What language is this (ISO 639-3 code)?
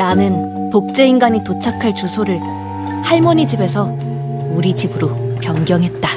kor